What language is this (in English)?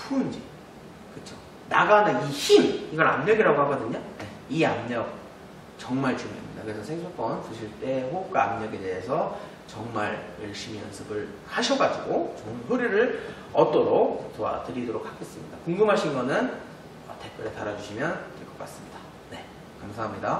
Korean